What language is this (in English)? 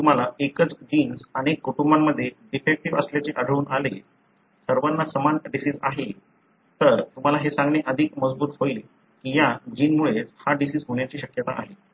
Marathi